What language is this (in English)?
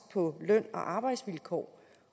Danish